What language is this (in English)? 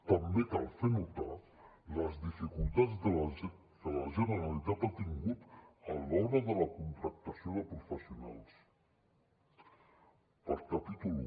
Catalan